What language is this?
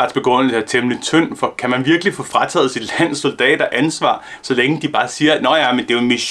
Danish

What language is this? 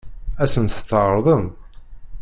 Kabyle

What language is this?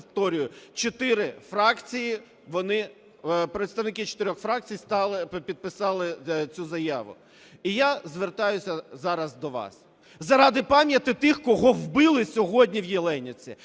Ukrainian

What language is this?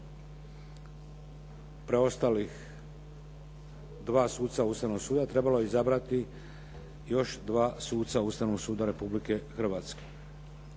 Croatian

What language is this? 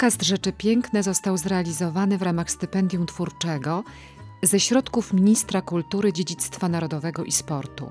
Polish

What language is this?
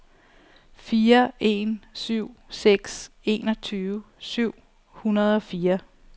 Danish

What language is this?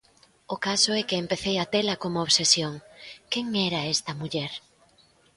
Galician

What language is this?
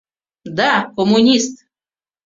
Mari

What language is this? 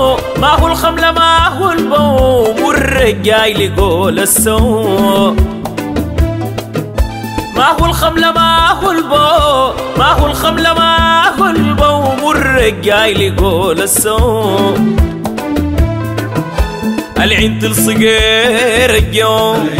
Arabic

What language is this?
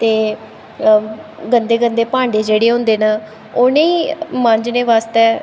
Dogri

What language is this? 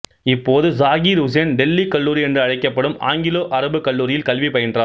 Tamil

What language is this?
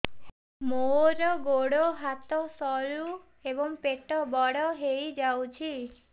Odia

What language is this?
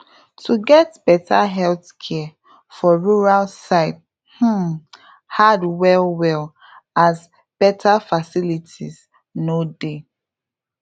Nigerian Pidgin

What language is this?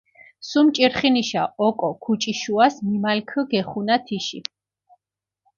Mingrelian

